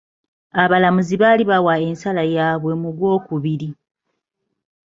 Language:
Ganda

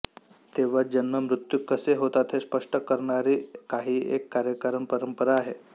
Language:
Marathi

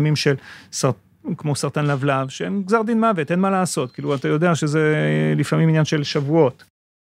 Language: Hebrew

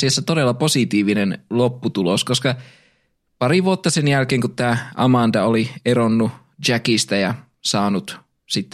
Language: Finnish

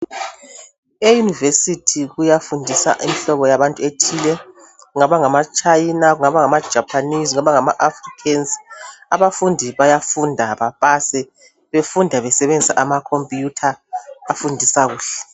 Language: North Ndebele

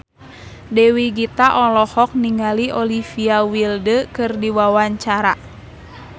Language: Sundanese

